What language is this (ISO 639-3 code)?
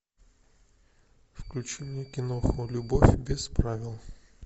rus